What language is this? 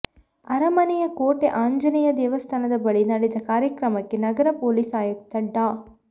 Kannada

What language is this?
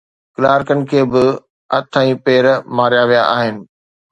Sindhi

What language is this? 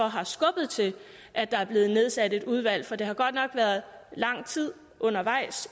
Danish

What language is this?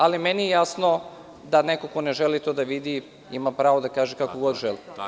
Serbian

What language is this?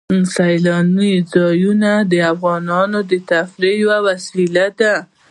Pashto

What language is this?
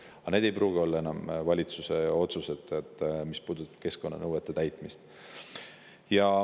Estonian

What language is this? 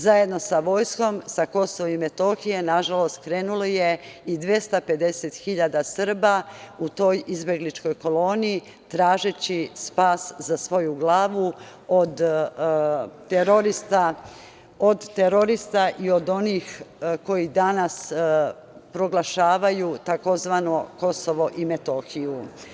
Serbian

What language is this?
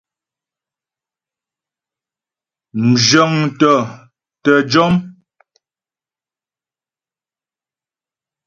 Ghomala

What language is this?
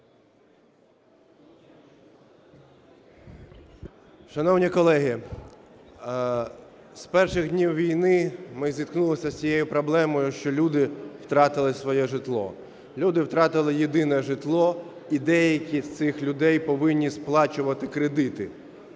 Ukrainian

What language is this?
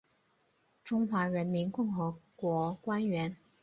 Chinese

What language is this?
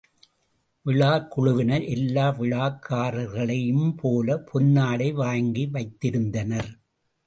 Tamil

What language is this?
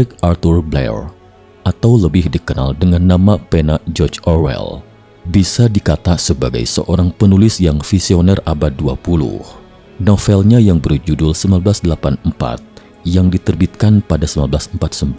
Indonesian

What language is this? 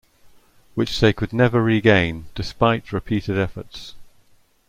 English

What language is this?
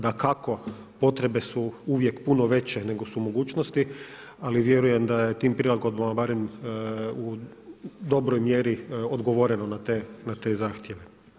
Croatian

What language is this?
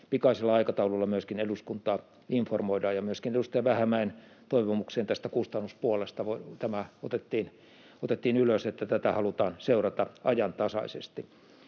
Finnish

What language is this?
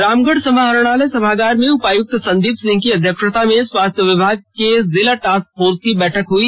Hindi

